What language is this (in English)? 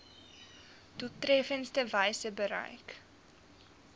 Afrikaans